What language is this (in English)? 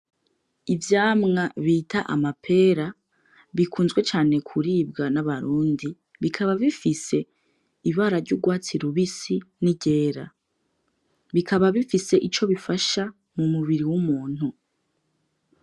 Rundi